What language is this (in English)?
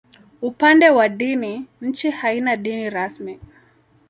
Swahili